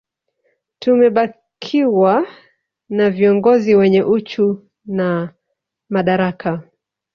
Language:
Swahili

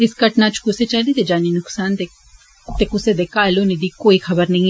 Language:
Dogri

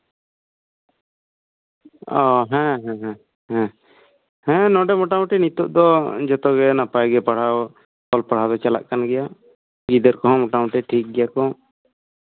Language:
Santali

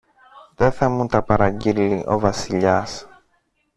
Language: Greek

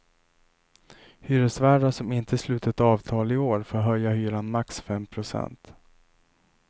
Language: Swedish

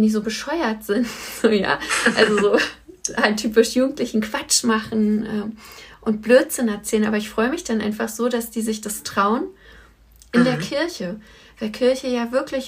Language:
German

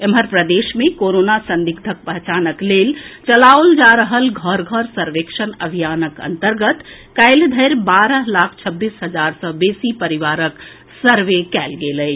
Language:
Maithili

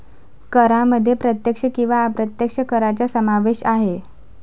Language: Marathi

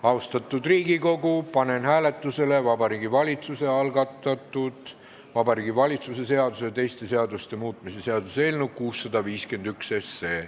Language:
Estonian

